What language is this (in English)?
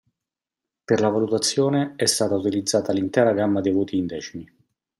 Italian